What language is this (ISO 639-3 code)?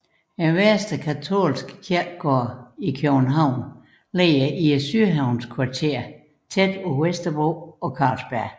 dan